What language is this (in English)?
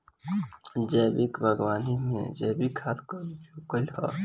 Bhojpuri